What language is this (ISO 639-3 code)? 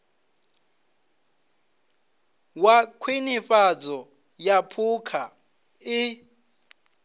ven